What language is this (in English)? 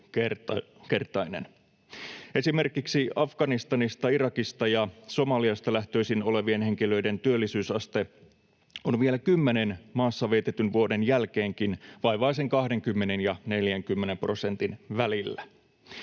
Finnish